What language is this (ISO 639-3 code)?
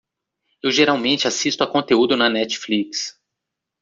por